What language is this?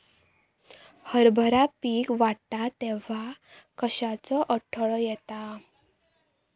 Marathi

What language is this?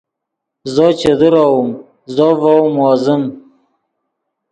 Yidgha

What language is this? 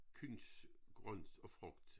Danish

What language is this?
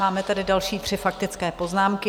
Czech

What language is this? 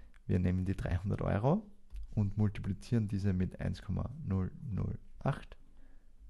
German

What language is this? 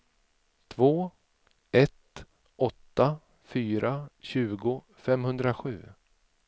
Swedish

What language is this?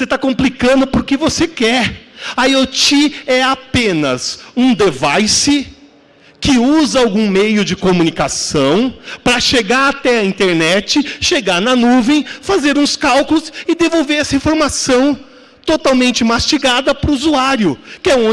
Portuguese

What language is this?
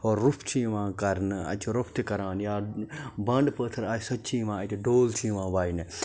Kashmiri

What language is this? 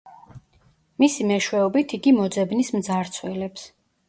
Georgian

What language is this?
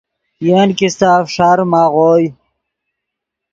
Yidgha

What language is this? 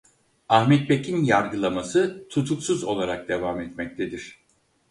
Turkish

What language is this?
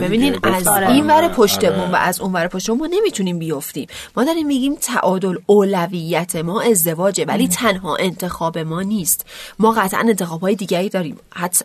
Persian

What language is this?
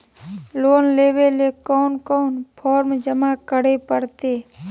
Magahi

